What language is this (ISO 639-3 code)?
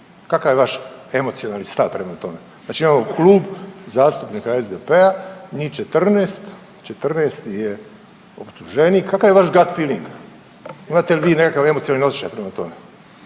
hrv